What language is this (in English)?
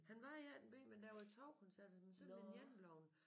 Danish